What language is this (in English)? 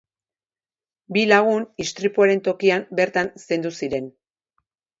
Basque